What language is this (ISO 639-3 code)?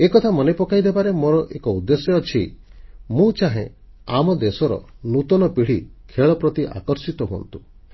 ori